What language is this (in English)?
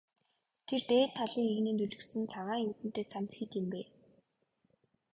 Mongolian